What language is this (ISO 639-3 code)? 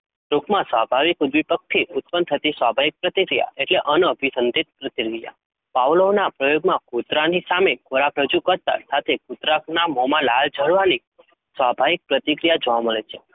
guj